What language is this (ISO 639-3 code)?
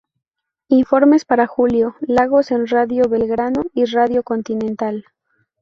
spa